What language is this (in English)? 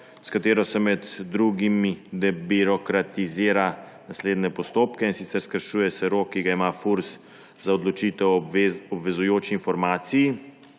Slovenian